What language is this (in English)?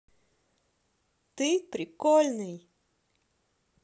Russian